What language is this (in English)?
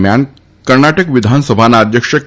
Gujarati